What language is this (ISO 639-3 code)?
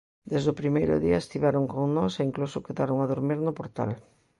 glg